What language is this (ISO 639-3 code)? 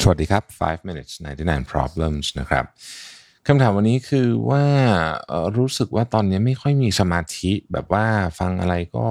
tha